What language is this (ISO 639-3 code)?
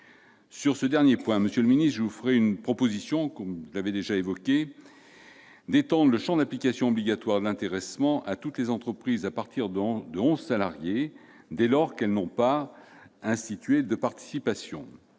fra